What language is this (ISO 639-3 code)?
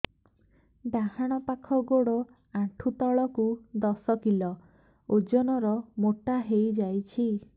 ori